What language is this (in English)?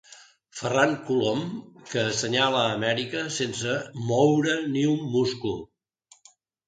Catalan